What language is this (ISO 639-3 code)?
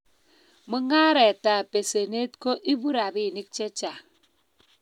kln